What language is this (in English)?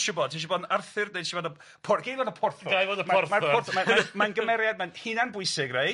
Welsh